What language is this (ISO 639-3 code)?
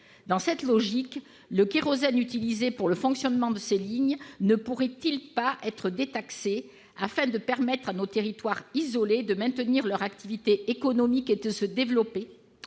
fra